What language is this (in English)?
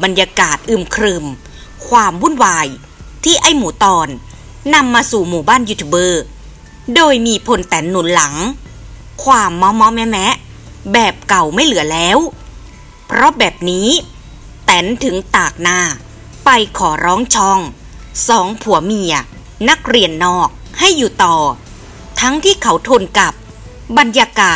Thai